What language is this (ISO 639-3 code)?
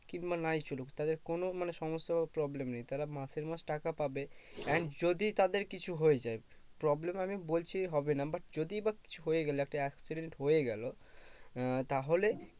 ben